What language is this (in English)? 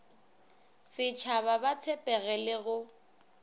Northern Sotho